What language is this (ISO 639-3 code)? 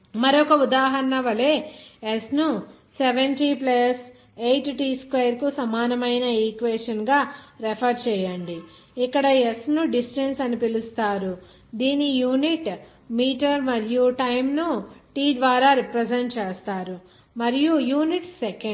tel